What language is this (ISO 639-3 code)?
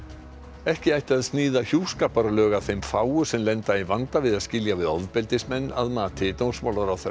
isl